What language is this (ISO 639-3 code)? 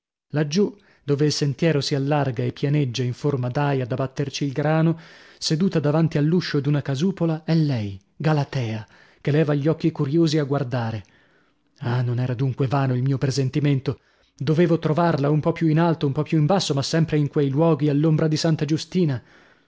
ita